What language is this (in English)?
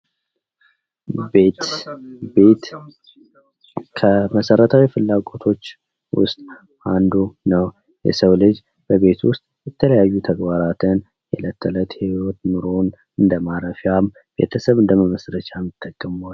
Amharic